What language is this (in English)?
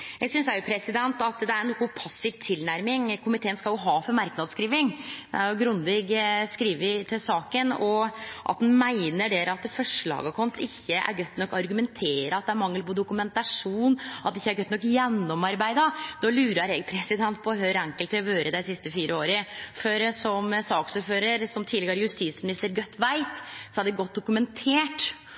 Norwegian Nynorsk